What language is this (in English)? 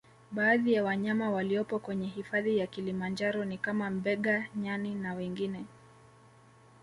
Swahili